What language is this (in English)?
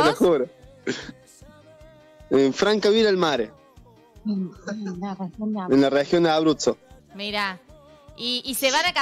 Spanish